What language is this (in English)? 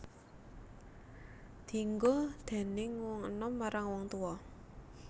Javanese